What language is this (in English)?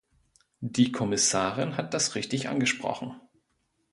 German